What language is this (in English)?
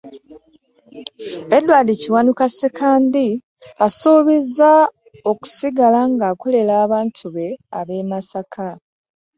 Ganda